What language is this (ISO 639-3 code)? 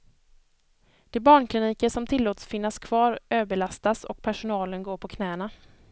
swe